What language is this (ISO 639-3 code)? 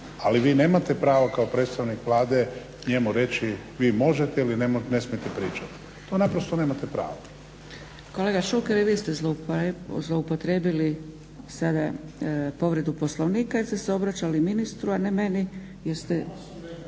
hrv